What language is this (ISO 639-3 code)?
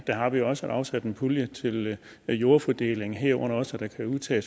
dan